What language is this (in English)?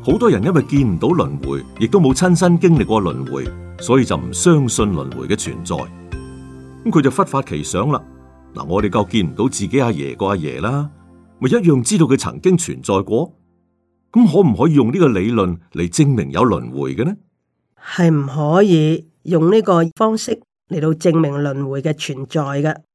Chinese